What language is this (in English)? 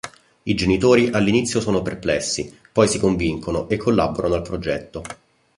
Italian